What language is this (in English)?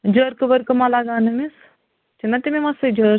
Kashmiri